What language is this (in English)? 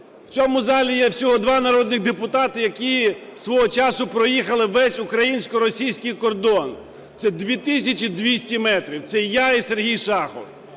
Ukrainian